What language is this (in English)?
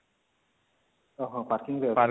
Odia